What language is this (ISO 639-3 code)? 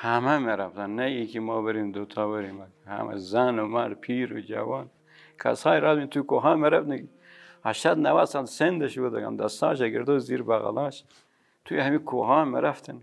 fas